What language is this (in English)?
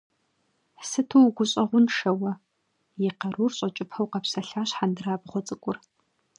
Kabardian